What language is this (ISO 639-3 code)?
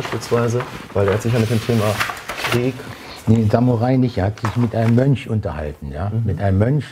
deu